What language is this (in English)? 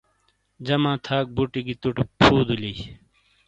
Shina